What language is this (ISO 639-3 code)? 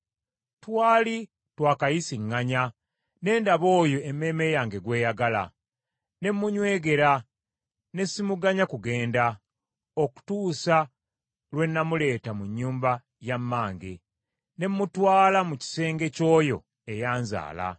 lug